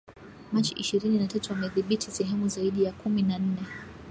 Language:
Swahili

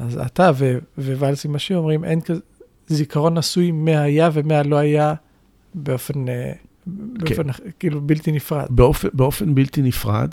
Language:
Hebrew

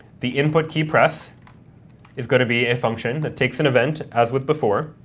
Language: English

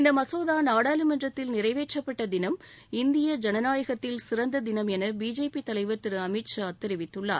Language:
Tamil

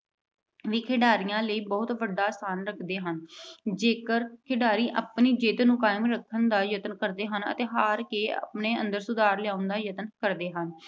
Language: Punjabi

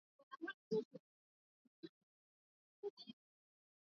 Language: Swahili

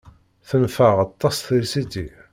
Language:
Kabyle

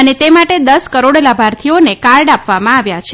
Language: Gujarati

